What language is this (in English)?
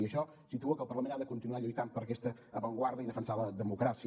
Catalan